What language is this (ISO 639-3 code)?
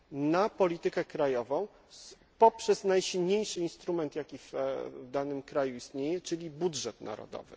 pol